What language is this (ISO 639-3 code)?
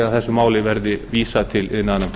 isl